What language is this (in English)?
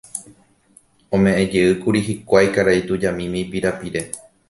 Guarani